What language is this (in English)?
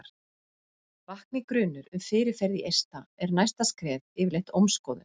Icelandic